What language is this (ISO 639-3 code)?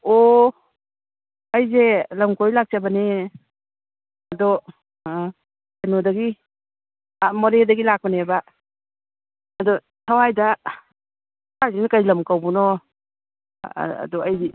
mni